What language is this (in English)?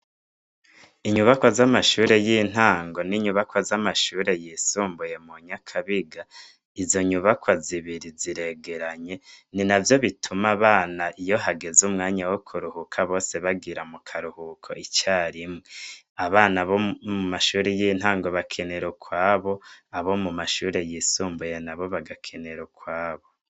Rundi